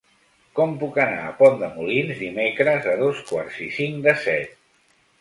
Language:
Catalan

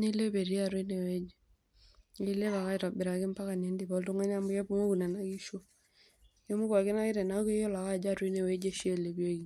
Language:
Masai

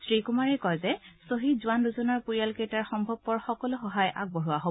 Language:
Assamese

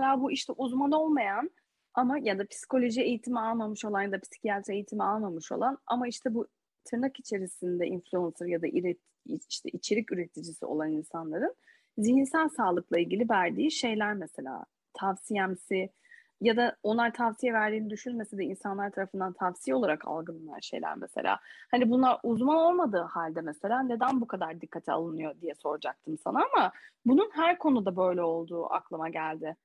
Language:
Turkish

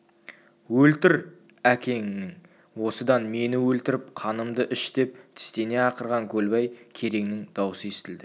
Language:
Kazakh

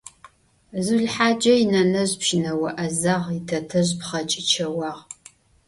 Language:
Adyghe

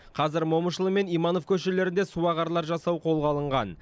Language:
Kazakh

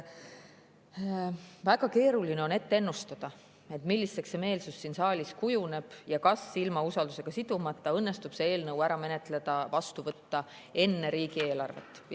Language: Estonian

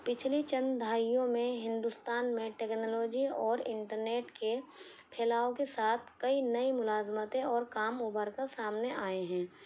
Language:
Urdu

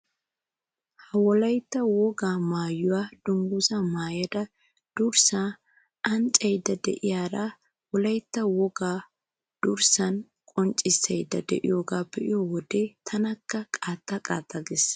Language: Wolaytta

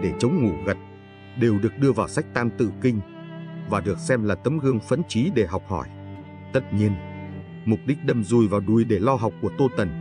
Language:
Vietnamese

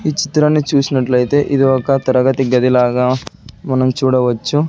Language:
Telugu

